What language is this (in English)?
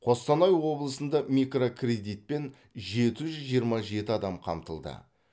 Kazakh